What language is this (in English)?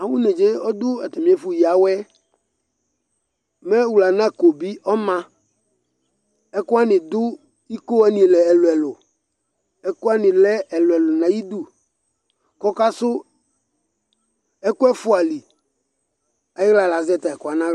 Ikposo